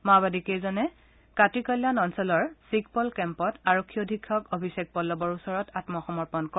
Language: Assamese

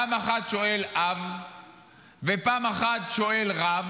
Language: Hebrew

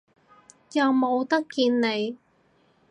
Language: Cantonese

